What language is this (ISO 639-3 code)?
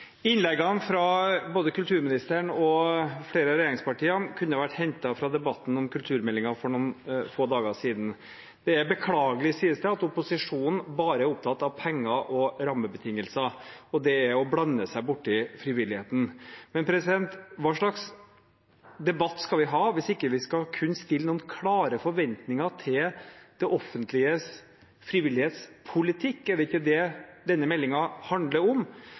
nob